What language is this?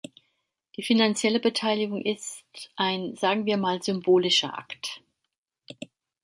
German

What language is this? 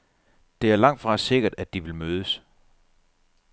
Danish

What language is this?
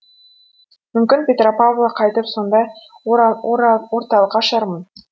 Kazakh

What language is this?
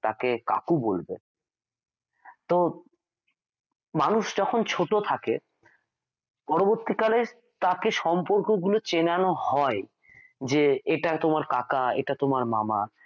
Bangla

